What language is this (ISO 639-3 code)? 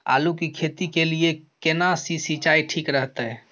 mai